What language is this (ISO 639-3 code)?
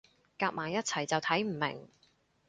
yue